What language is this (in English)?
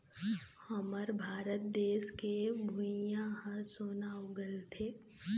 Chhattisgarhi